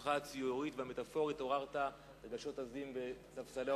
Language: Hebrew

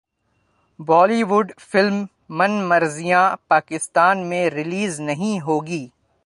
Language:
Urdu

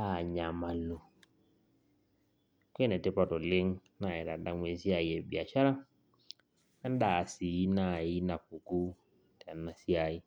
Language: Masai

